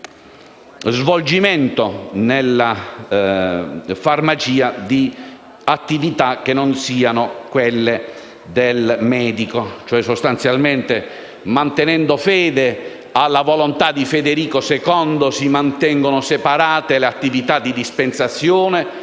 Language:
Italian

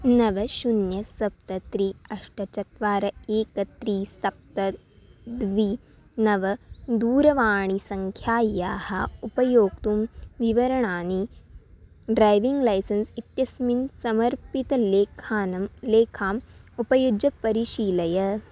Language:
Sanskrit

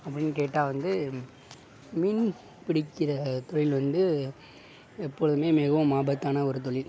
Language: Tamil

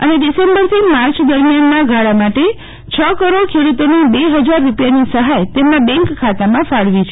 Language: Gujarati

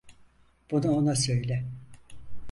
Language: Turkish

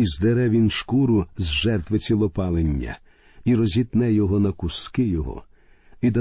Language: Ukrainian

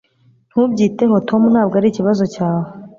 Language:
Kinyarwanda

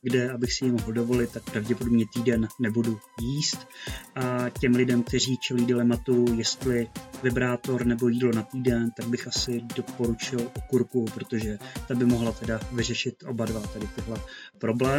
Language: Czech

